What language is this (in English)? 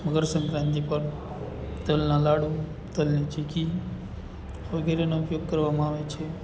Gujarati